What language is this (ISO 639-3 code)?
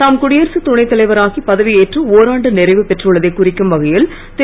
tam